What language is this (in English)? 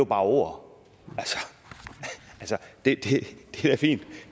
Danish